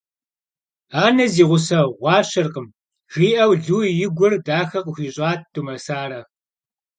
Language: Kabardian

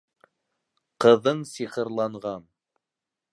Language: Bashkir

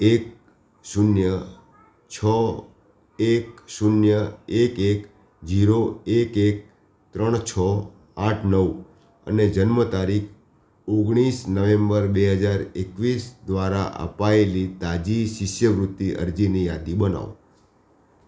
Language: Gujarati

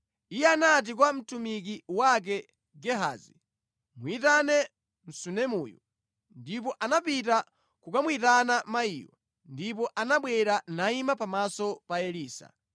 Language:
Nyanja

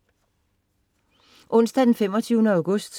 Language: Danish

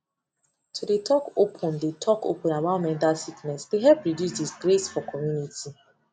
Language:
Nigerian Pidgin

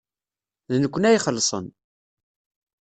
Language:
Kabyle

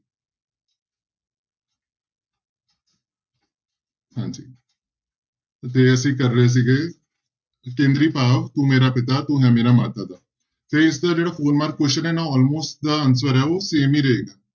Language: Punjabi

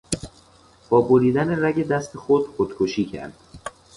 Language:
Persian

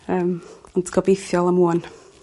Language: Welsh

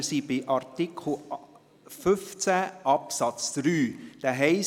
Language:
Swiss German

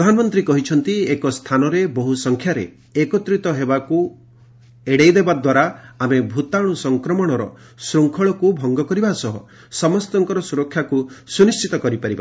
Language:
Odia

